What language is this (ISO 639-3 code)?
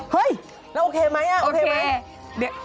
tha